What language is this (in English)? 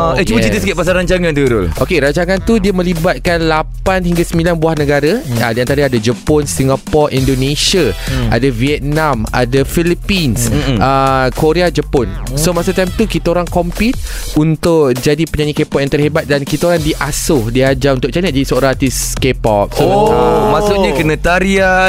Malay